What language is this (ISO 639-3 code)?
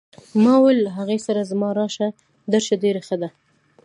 pus